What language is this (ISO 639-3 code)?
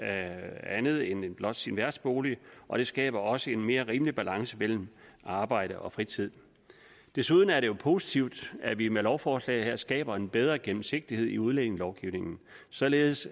dan